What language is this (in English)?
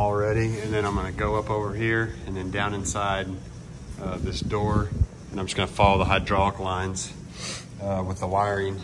English